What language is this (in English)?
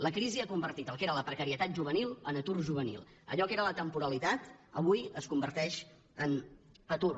Catalan